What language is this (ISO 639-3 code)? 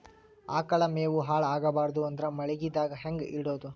kan